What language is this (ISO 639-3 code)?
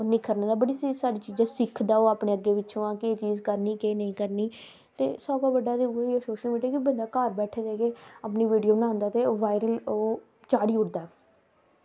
doi